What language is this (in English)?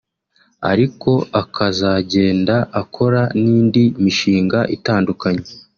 Kinyarwanda